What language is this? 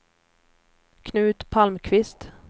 Swedish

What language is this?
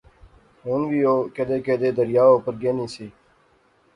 Pahari-Potwari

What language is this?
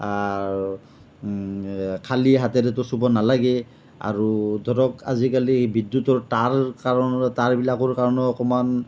Assamese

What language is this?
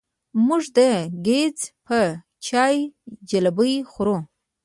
Pashto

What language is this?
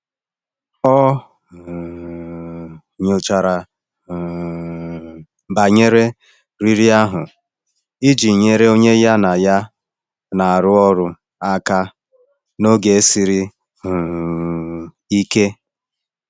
Igbo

